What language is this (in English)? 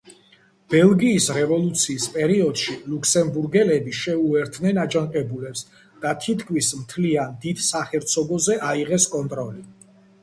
Georgian